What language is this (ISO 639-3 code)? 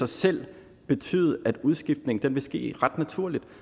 dan